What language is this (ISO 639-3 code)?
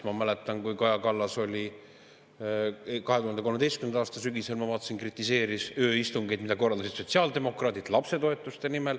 est